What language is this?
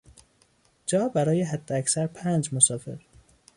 Persian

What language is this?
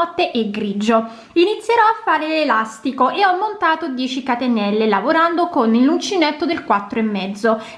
Italian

